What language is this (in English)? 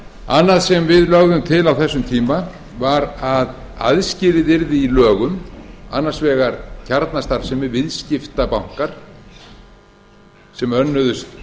Icelandic